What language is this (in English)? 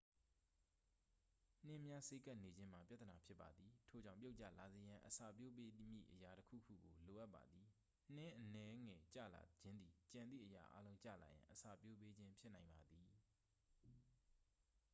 Burmese